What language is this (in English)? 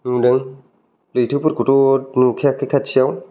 Bodo